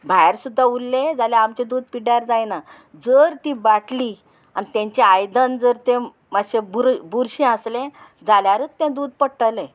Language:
Konkani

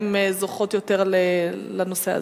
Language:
Hebrew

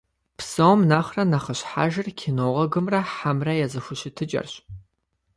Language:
Kabardian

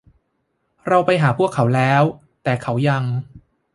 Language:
Thai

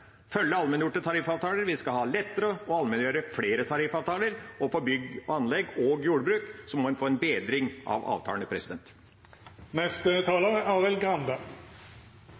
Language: Norwegian Bokmål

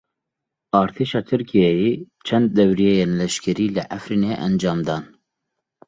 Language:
Kurdish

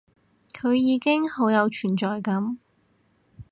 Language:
Cantonese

